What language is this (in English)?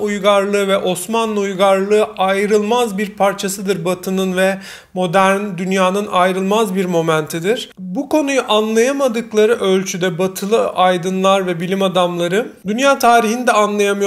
Turkish